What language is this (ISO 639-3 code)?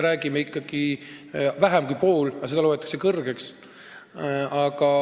est